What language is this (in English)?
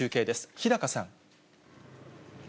Japanese